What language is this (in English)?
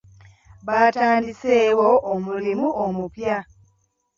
Ganda